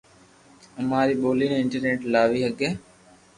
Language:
Loarki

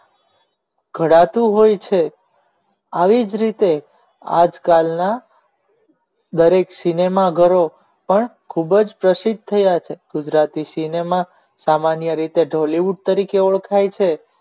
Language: Gujarati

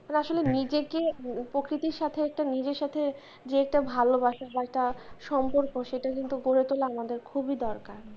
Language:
Bangla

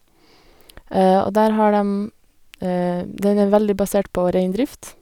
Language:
Norwegian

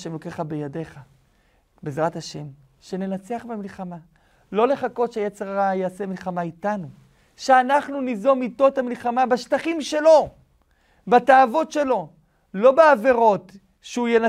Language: Hebrew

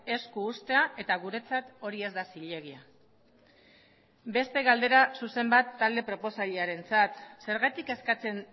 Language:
Basque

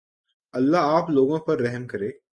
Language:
Urdu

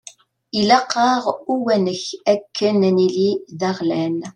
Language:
Kabyle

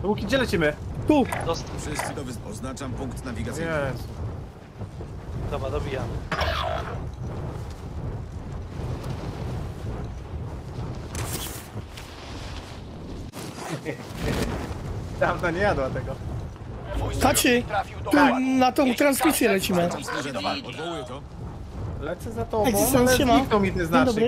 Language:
Polish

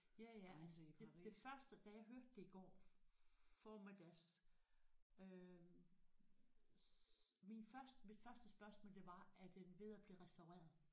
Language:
Danish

